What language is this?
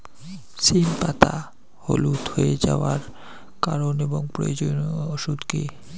Bangla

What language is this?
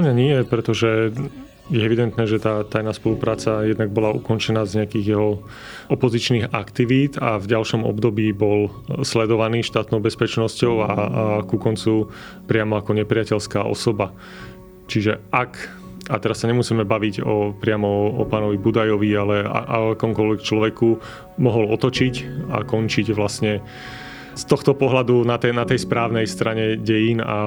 Slovak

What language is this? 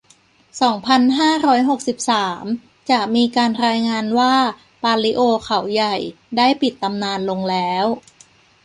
Thai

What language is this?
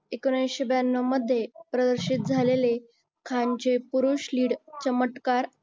Marathi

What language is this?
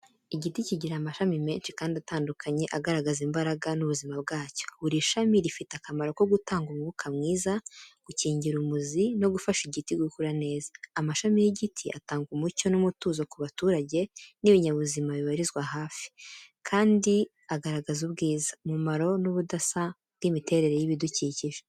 Kinyarwanda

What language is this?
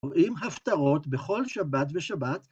Hebrew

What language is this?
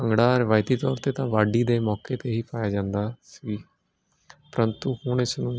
Punjabi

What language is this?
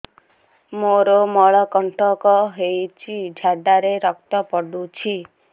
Odia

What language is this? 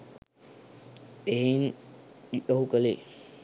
Sinhala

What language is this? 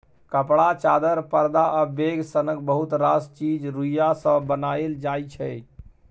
Maithili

